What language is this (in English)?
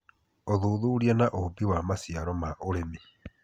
Kikuyu